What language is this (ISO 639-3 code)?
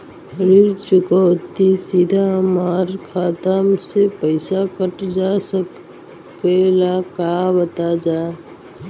bho